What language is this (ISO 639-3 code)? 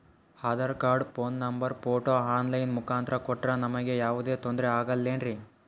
kan